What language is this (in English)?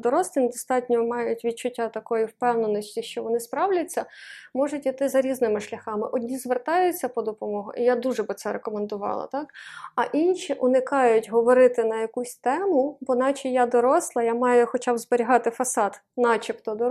Ukrainian